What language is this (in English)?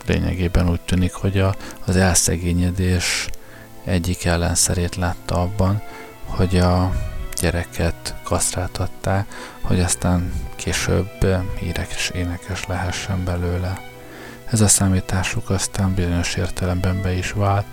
Hungarian